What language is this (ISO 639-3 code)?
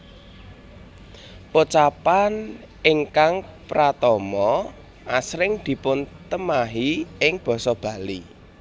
jav